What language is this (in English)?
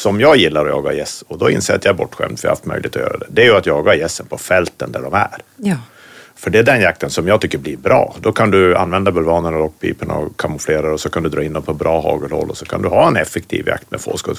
Swedish